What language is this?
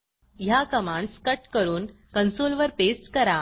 Marathi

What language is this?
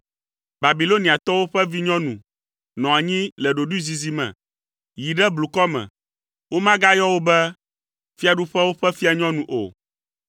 Ewe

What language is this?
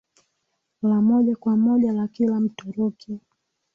Swahili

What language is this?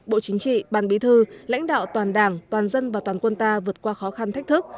Vietnamese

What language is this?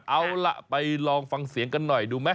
Thai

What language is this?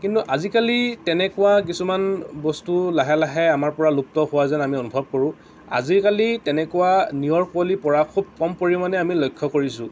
Assamese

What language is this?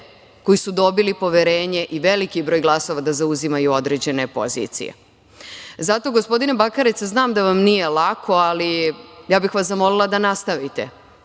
Serbian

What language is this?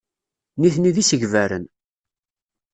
Kabyle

